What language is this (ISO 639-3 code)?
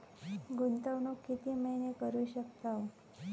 mar